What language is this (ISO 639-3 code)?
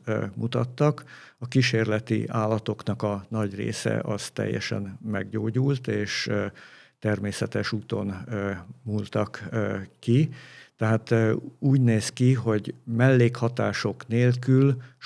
hun